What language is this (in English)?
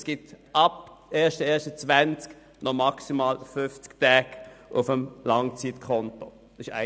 Swiss German